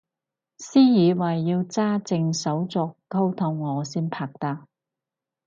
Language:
Cantonese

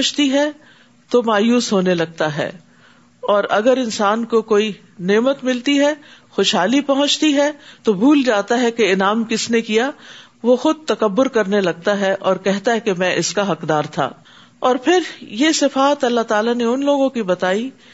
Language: Urdu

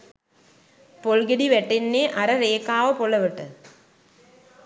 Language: Sinhala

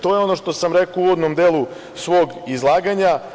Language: Serbian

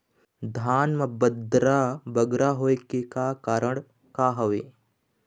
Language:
Chhattisgarhi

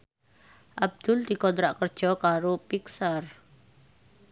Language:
Javanese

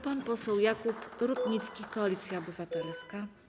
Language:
Polish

